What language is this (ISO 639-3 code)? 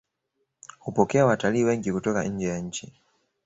swa